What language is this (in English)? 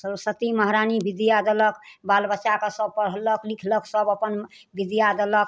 Maithili